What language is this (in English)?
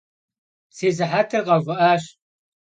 Kabardian